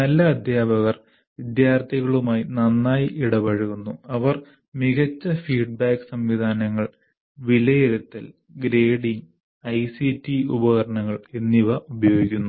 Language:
Malayalam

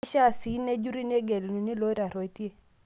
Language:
Masai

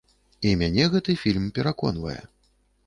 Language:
Belarusian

